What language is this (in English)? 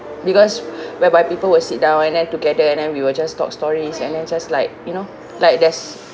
English